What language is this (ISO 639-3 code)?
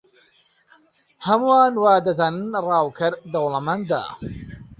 ckb